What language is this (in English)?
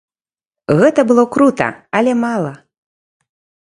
Belarusian